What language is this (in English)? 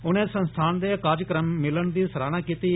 Dogri